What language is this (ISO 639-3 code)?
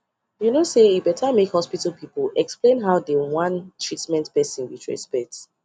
pcm